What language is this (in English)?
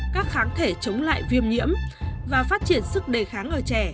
Vietnamese